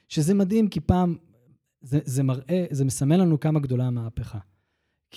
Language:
Hebrew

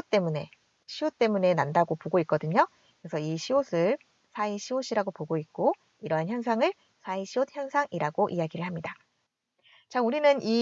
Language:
Korean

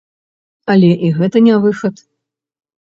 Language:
Belarusian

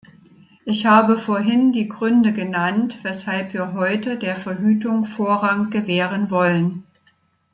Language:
German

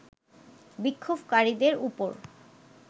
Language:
Bangla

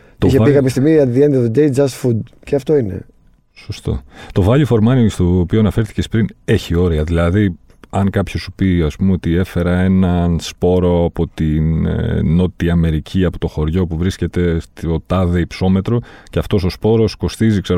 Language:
Greek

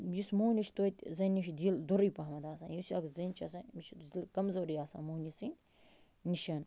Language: Kashmiri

